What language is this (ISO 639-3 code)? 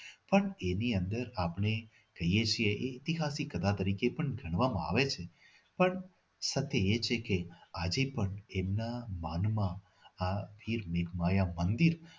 guj